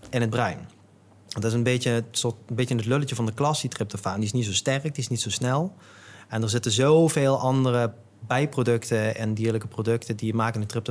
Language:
Dutch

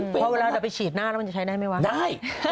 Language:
Thai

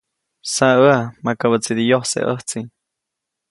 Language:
Copainalá Zoque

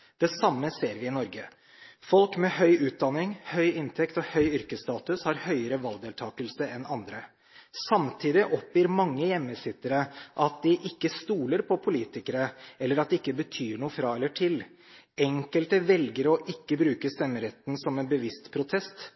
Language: Norwegian Bokmål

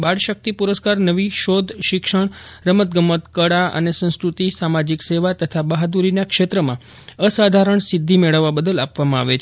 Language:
Gujarati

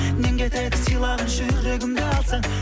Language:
Kazakh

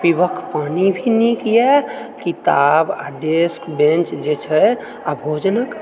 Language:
Maithili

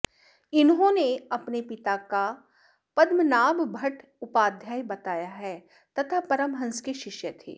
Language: Sanskrit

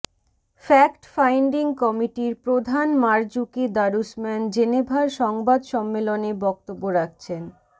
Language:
Bangla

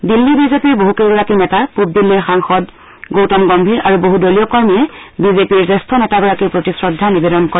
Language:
Assamese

